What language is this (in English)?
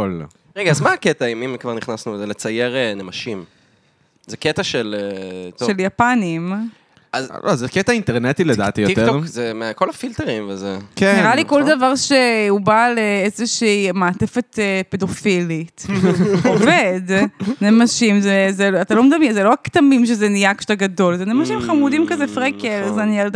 Hebrew